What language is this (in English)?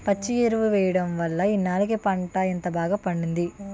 Telugu